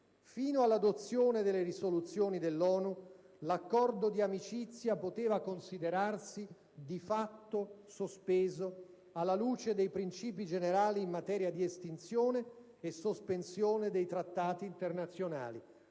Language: Italian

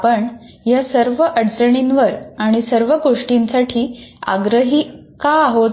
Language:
Marathi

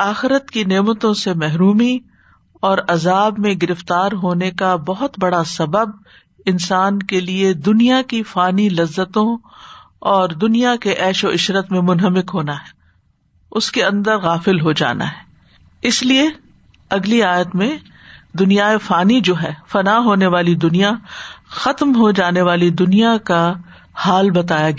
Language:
Urdu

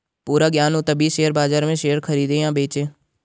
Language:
Hindi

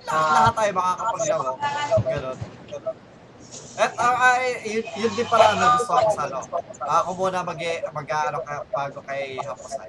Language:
Filipino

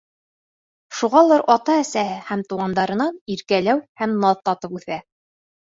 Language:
Bashkir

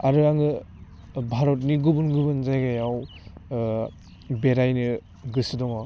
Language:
Bodo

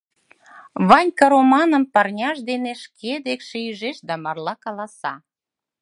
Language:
Mari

